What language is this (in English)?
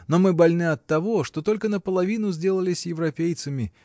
Russian